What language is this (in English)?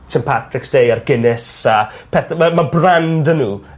Welsh